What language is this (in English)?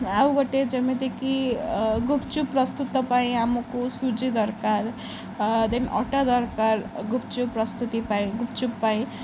Odia